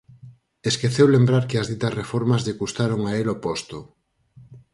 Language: Galician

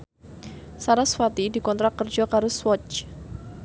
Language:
Javanese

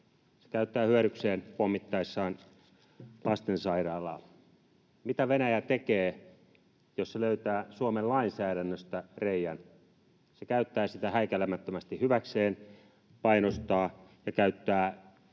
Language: Finnish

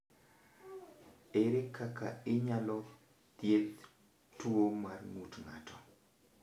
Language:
Luo (Kenya and Tanzania)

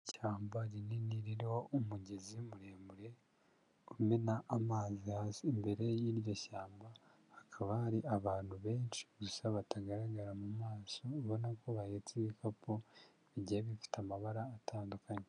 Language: Kinyarwanda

